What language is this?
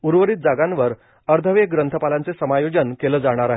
Marathi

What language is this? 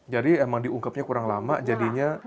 Indonesian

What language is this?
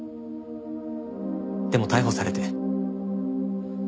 Japanese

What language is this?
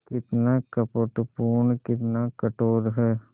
Hindi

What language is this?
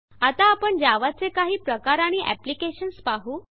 Marathi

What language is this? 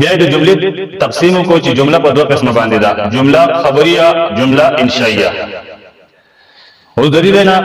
Arabic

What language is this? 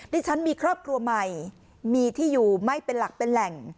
Thai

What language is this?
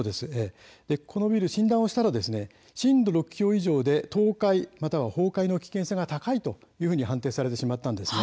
Japanese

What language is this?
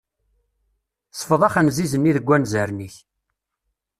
Kabyle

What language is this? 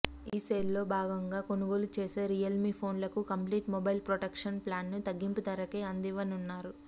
Telugu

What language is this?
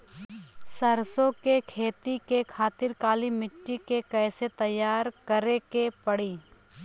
Bhojpuri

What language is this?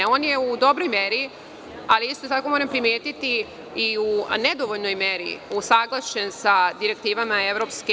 Serbian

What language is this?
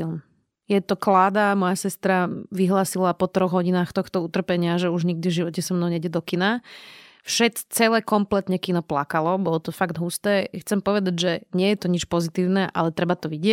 Slovak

